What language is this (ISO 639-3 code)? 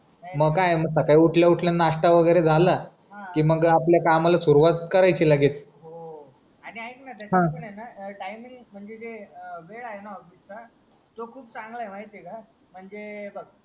mar